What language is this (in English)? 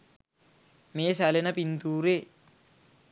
Sinhala